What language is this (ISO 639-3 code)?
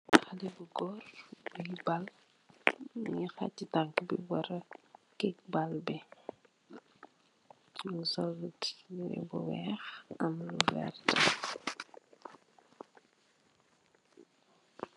wol